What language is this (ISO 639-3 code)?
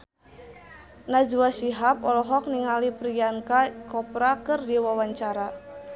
sun